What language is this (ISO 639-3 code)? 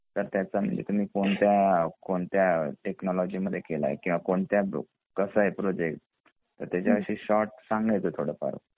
mar